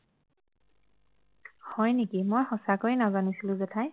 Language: Assamese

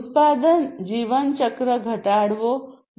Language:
Gujarati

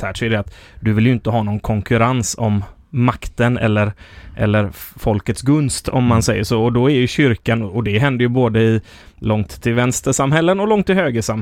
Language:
Swedish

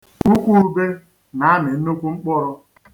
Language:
Igbo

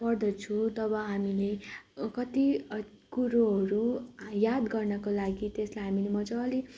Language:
Nepali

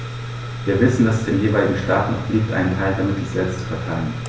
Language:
German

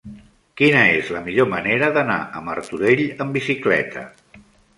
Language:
Catalan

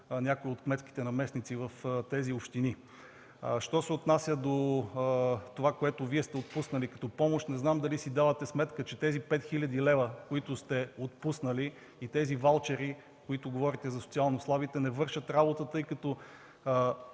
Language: Bulgarian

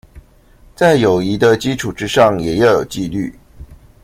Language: Chinese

